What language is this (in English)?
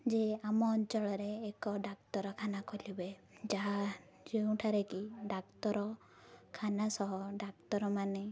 Odia